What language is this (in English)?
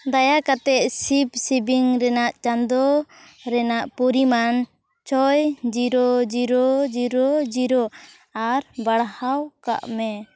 Santali